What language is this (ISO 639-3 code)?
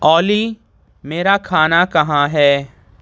urd